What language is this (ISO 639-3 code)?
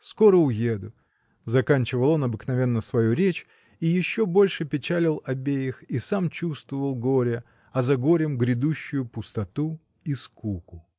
rus